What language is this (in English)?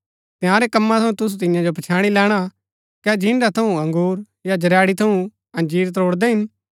Gaddi